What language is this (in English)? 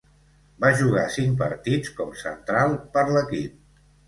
Catalan